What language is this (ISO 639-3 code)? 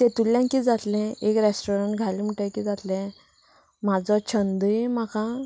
kok